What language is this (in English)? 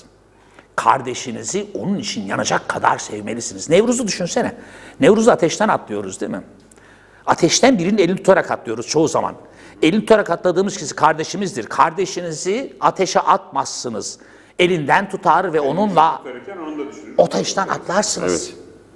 Turkish